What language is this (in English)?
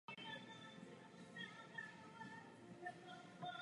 Czech